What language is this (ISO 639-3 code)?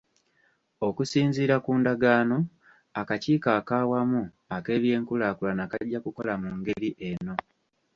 lug